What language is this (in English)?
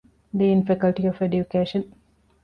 Divehi